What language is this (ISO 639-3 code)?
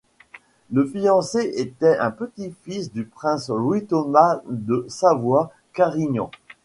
fra